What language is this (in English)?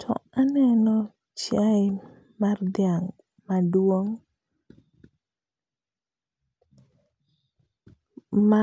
Luo (Kenya and Tanzania)